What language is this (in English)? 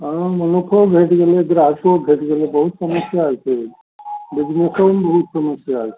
Maithili